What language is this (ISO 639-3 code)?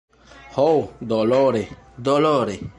epo